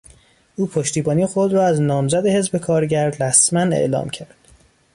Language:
Persian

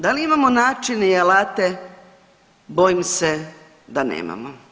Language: Croatian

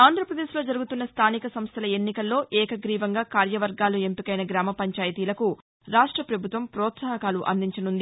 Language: Telugu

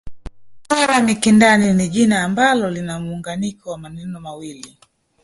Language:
Swahili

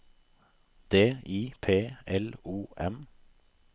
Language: Norwegian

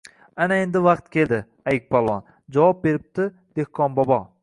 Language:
Uzbek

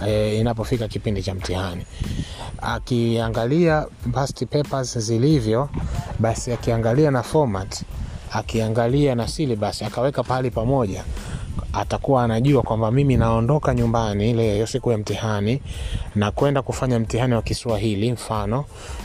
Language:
Swahili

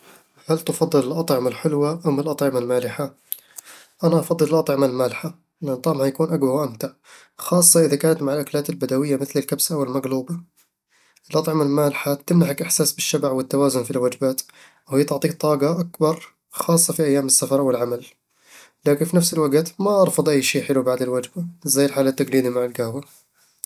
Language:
Eastern Egyptian Bedawi Arabic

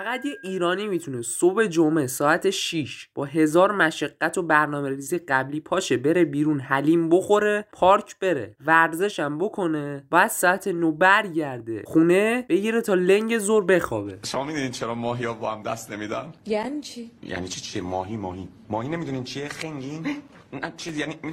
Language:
Persian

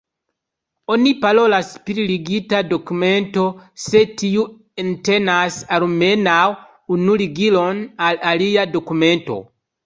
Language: Esperanto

